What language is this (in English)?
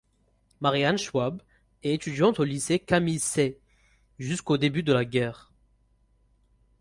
French